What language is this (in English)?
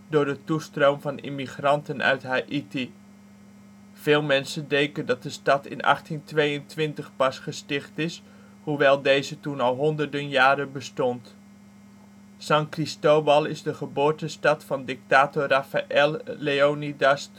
Dutch